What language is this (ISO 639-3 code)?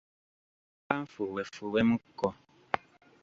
lug